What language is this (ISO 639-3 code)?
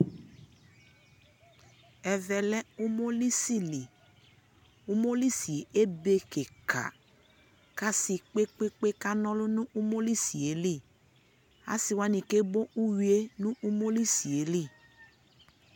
kpo